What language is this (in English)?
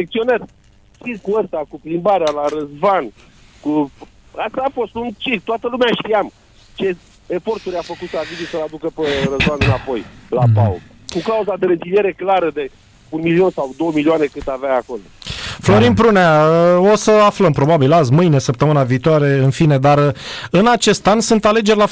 Romanian